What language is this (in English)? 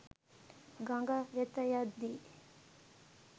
Sinhala